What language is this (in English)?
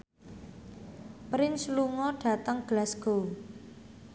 Javanese